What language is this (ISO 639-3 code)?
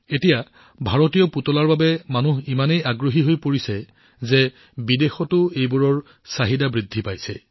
asm